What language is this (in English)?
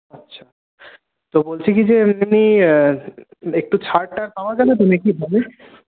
Bangla